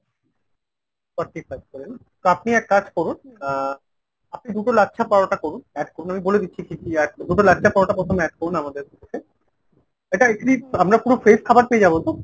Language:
Bangla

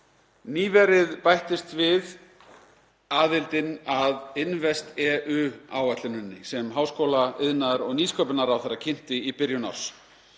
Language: Icelandic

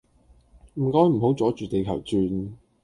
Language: Cantonese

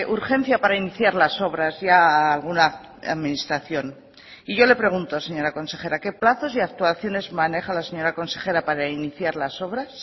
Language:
Spanish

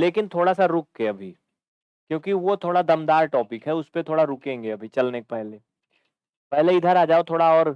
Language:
Hindi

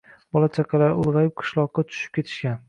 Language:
Uzbek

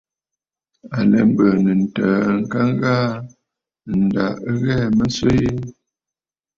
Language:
Bafut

